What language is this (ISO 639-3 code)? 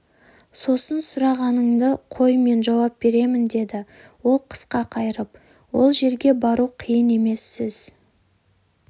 kaz